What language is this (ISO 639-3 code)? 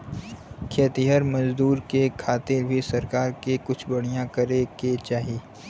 bho